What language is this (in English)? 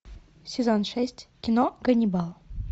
Russian